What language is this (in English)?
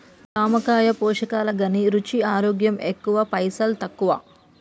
Telugu